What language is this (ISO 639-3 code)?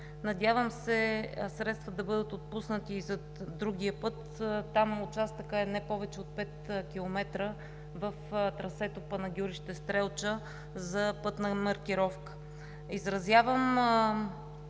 bul